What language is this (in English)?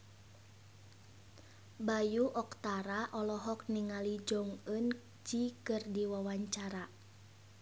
Sundanese